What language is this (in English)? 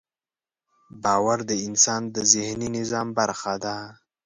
Pashto